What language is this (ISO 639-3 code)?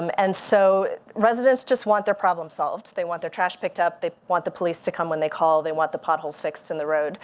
eng